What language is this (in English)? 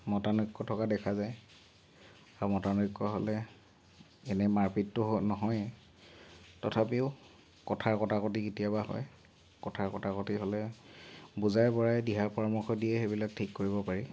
Assamese